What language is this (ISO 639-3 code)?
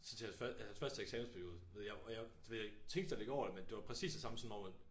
dan